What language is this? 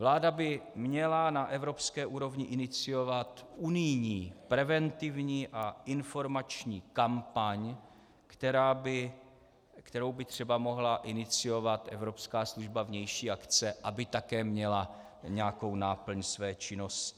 Czech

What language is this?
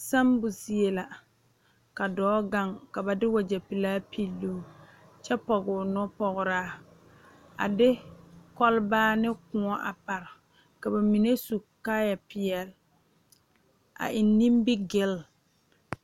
Southern Dagaare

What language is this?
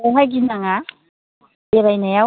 Bodo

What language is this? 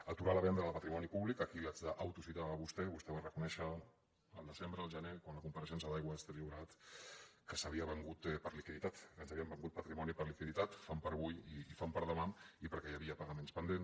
Catalan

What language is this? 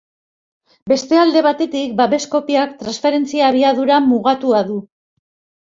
Basque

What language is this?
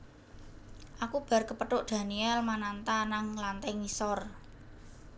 Javanese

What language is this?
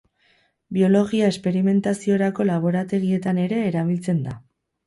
Basque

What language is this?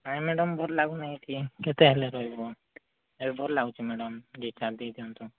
Odia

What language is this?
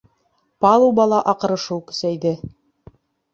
Bashkir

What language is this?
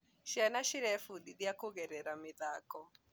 Kikuyu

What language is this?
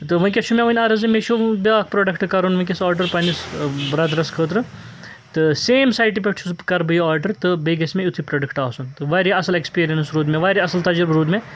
Kashmiri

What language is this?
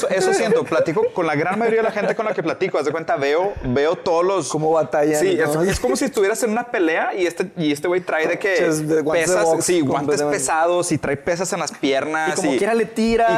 Spanish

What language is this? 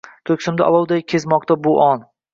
Uzbek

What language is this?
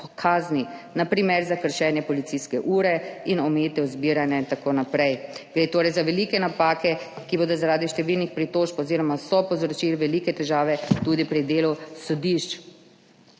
Slovenian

